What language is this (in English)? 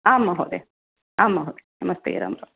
Sanskrit